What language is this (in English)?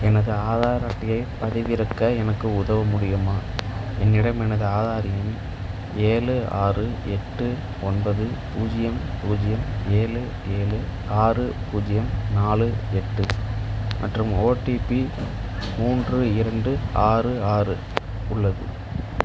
Tamil